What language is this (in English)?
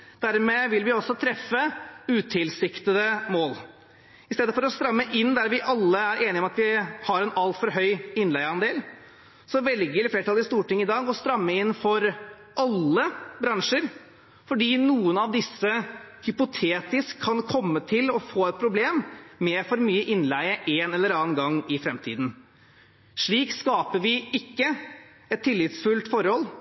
Norwegian Bokmål